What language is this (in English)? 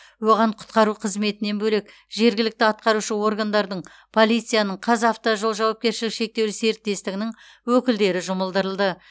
Kazakh